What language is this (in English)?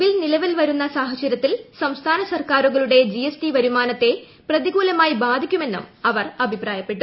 Malayalam